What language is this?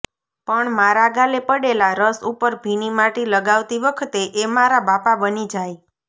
Gujarati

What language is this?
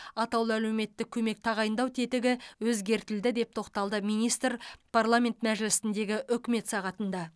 Kazakh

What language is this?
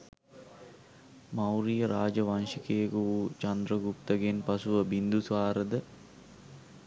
Sinhala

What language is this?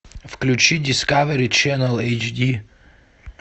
Russian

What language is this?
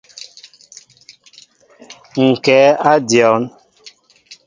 Mbo (Cameroon)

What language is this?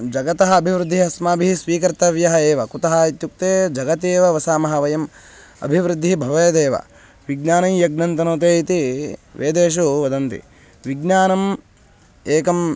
Sanskrit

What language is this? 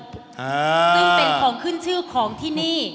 Thai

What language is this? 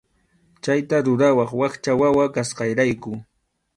Arequipa-La Unión Quechua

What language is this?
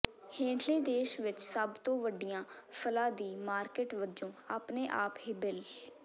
Punjabi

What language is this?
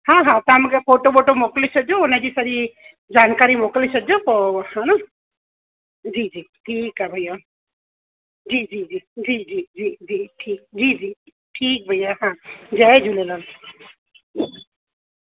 Sindhi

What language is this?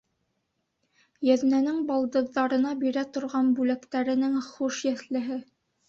Bashkir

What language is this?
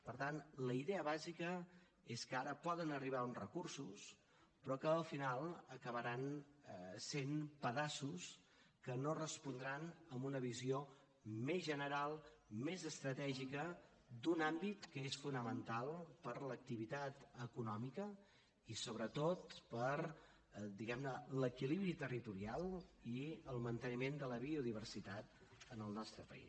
Catalan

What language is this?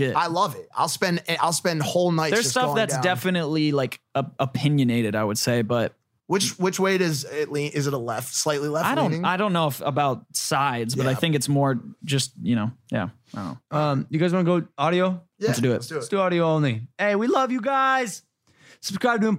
English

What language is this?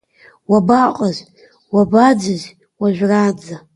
Abkhazian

